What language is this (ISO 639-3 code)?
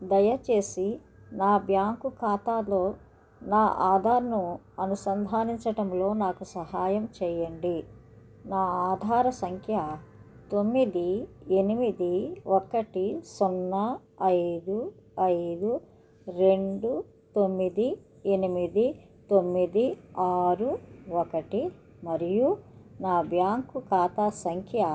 tel